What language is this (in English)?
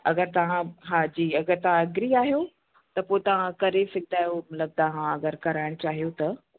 Sindhi